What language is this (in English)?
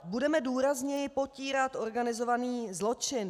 Czech